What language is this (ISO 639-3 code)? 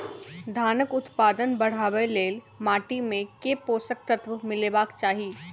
mai